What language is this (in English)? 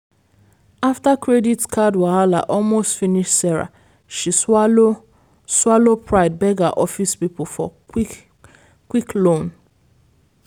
Nigerian Pidgin